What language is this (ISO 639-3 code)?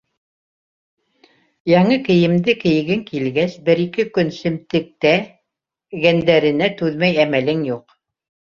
bak